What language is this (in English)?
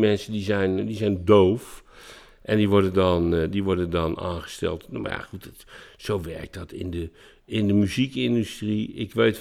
Dutch